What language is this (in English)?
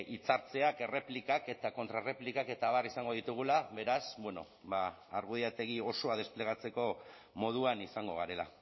Basque